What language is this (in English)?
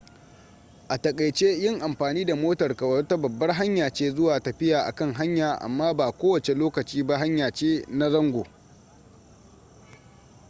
Hausa